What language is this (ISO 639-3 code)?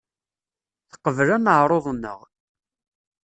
kab